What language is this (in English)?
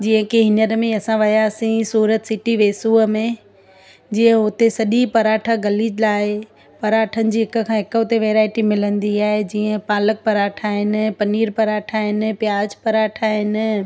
Sindhi